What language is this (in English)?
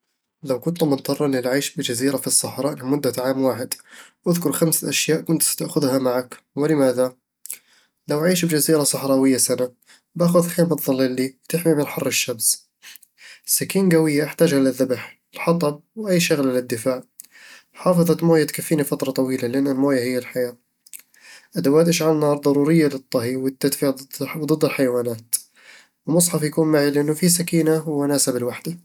Eastern Egyptian Bedawi Arabic